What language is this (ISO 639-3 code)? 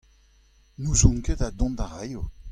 bre